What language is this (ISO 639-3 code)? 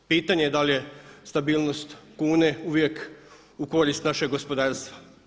hrv